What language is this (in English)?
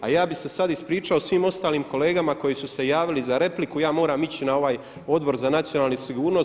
Croatian